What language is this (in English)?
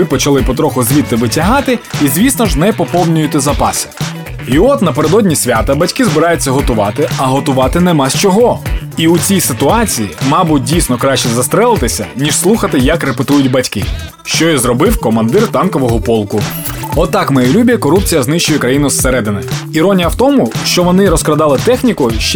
Ukrainian